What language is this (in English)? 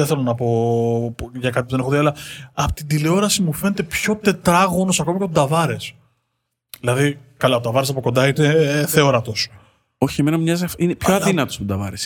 Greek